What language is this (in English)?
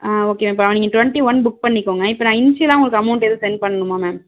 Tamil